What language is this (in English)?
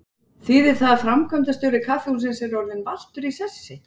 Icelandic